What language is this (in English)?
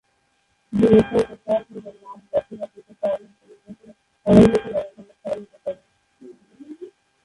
Bangla